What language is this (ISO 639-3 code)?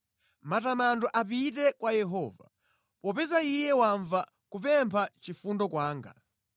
nya